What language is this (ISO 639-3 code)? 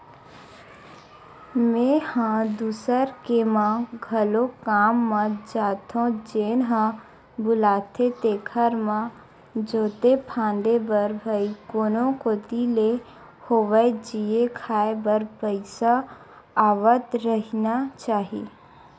hne